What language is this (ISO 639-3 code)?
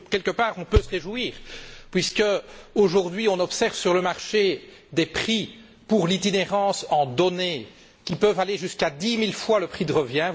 fra